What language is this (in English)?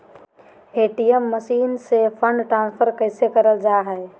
Magahi